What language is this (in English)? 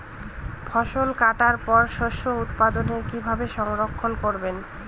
Bangla